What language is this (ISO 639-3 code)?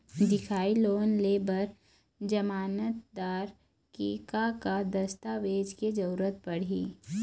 hne